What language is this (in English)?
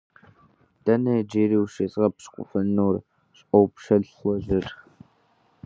Kabardian